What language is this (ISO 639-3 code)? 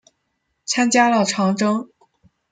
zho